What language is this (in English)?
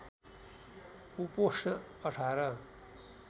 Nepali